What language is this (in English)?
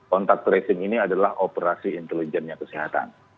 Indonesian